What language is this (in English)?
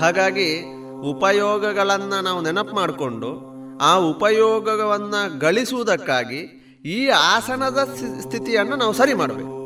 Kannada